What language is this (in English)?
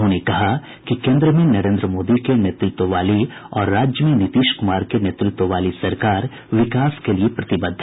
Hindi